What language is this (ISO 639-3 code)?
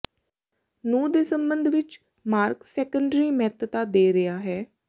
pan